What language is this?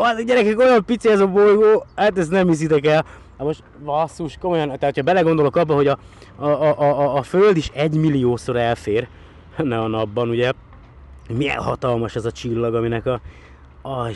Hungarian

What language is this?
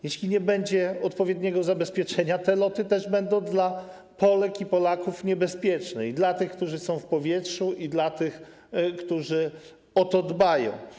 Polish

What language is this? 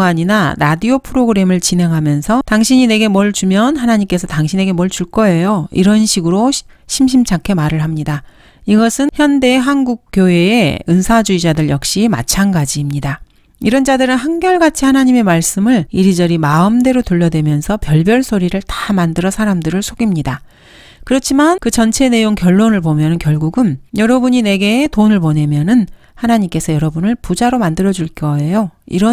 Korean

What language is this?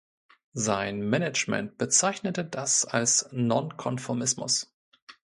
German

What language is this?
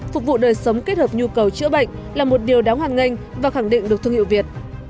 Vietnamese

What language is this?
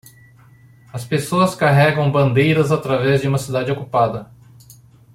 Portuguese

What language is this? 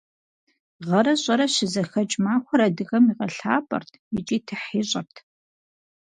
Kabardian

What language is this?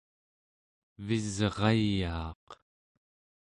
Central Yupik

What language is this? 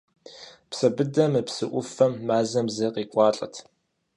Kabardian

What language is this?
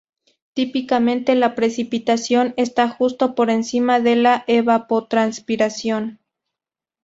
Spanish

